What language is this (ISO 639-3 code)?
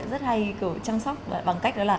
vie